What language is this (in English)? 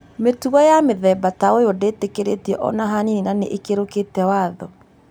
Kikuyu